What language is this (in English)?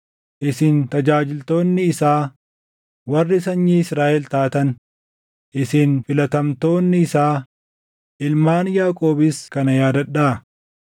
Oromo